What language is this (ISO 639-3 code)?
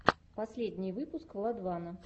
rus